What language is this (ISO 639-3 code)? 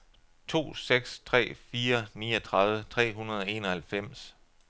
dan